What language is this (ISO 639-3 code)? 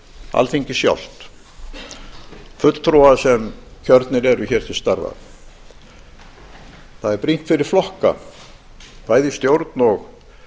isl